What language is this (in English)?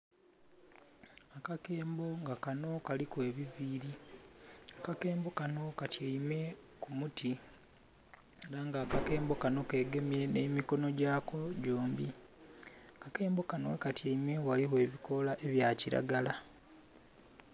Soga